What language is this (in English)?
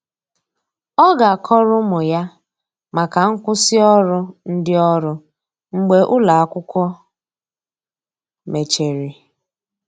Igbo